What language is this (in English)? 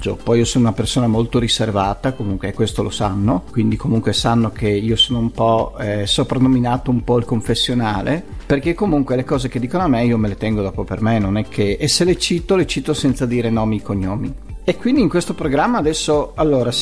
Italian